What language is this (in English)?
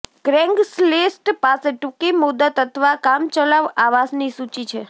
Gujarati